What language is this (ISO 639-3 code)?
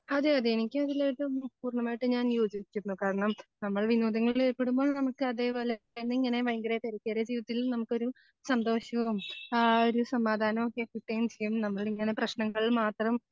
mal